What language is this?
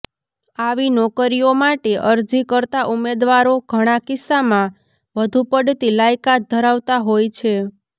Gujarati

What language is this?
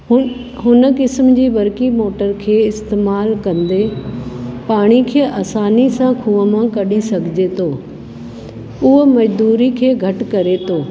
Sindhi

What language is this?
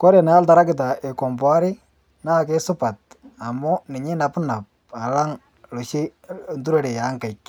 Masai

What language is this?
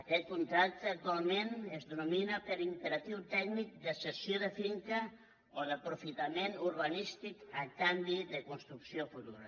Catalan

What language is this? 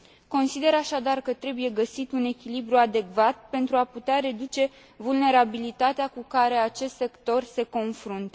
Romanian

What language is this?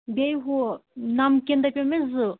Kashmiri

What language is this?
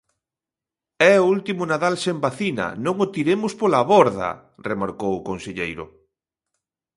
Galician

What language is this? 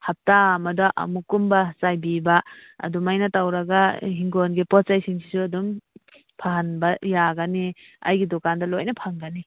Manipuri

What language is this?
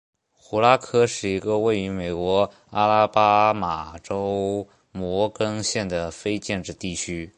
Chinese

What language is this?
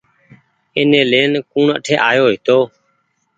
Goaria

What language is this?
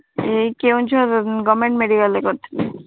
Odia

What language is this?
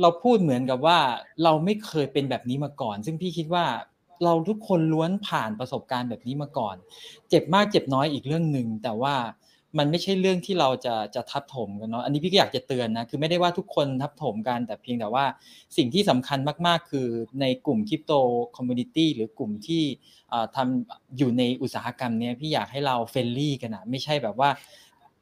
Thai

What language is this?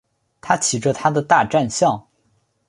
Chinese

